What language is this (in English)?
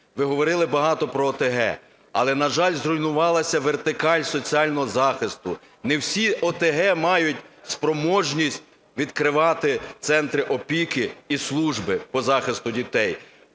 Ukrainian